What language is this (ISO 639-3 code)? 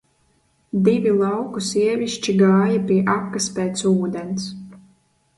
lav